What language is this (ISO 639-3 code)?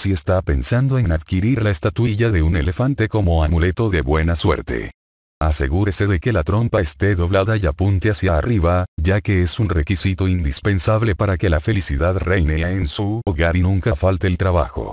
spa